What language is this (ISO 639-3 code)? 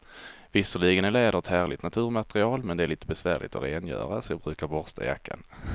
swe